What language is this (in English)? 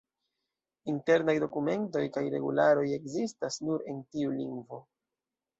Esperanto